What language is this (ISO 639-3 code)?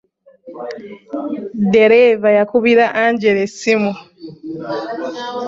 lug